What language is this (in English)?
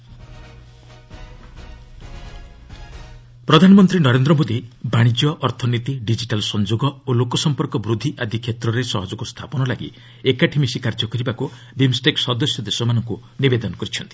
Odia